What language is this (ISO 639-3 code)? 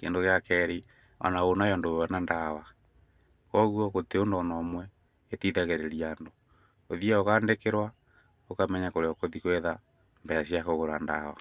kik